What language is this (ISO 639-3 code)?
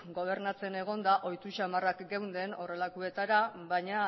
eus